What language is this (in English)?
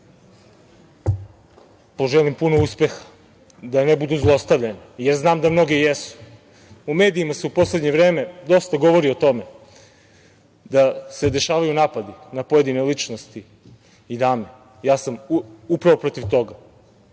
Serbian